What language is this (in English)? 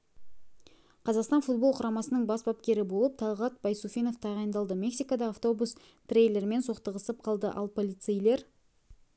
Kazakh